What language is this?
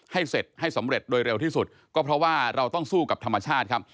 Thai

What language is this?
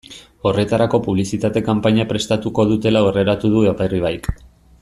Basque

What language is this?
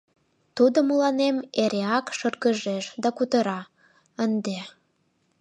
Mari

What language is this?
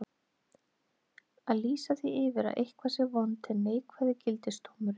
Icelandic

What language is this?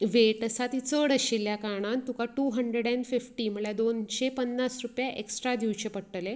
Konkani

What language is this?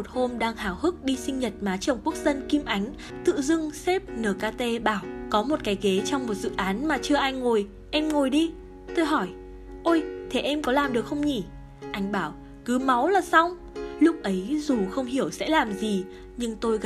Vietnamese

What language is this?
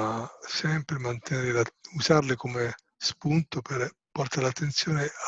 Italian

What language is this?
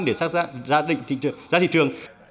Vietnamese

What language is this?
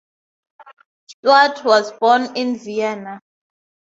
English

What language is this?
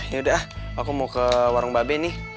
Indonesian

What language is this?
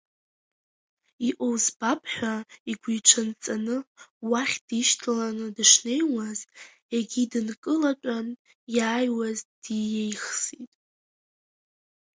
Abkhazian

